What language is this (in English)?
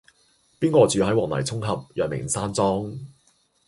Cantonese